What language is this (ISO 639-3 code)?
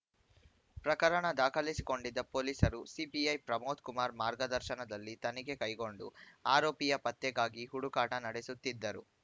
kan